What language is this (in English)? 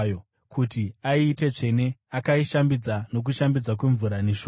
Shona